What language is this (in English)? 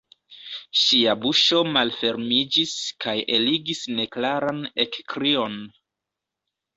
Esperanto